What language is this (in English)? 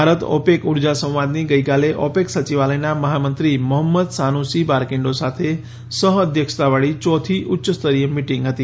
Gujarati